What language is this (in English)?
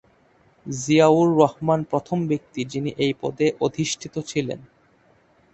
Bangla